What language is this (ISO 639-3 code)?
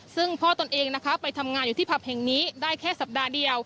tha